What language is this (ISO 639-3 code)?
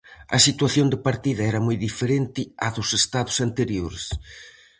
glg